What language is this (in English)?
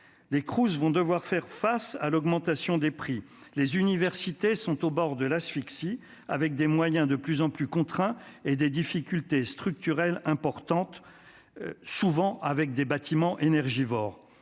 French